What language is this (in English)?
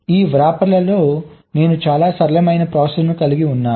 Telugu